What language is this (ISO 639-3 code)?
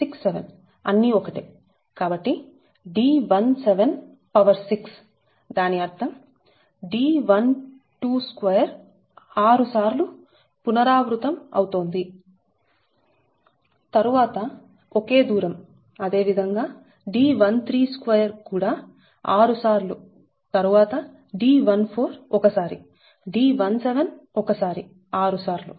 tel